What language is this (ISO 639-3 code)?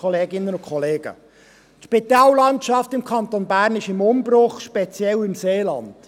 gsw